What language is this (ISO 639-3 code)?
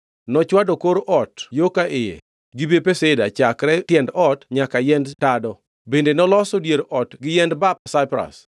luo